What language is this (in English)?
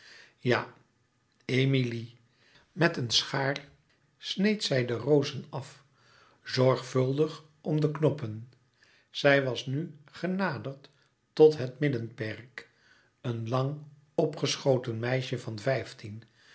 Dutch